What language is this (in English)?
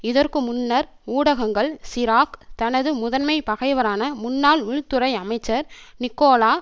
Tamil